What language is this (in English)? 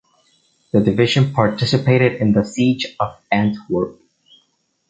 English